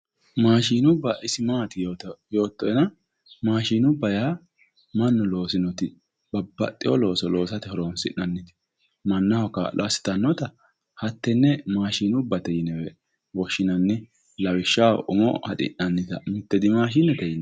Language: Sidamo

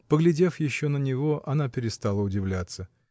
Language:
Russian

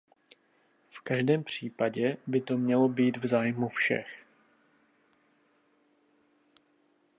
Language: Czech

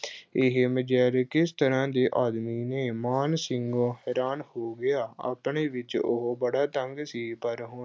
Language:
Punjabi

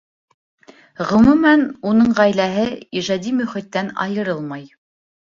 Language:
Bashkir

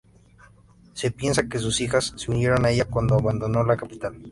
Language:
Spanish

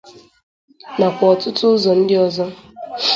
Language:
Igbo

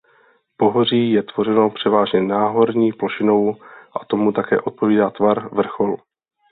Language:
Czech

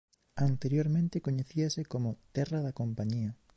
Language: Galician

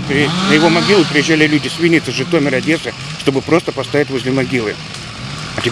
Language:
Russian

